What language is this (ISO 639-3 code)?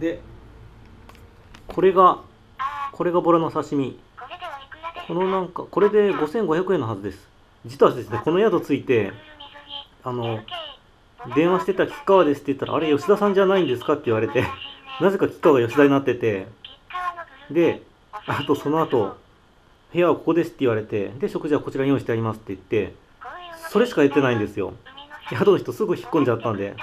jpn